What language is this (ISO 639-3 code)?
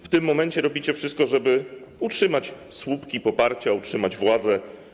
pol